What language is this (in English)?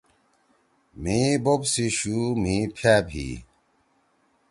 Torwali